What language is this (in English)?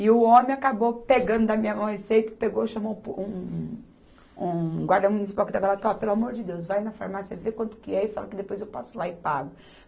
Portuguese